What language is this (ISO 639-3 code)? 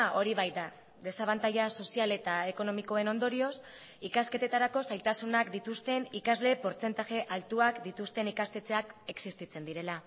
eus